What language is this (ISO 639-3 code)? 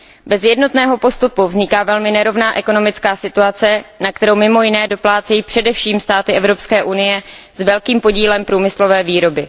ces